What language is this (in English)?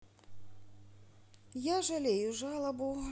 Russian